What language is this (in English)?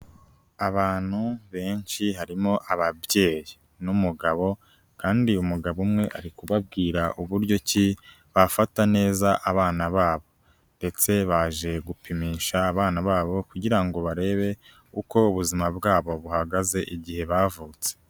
Kinyarwanda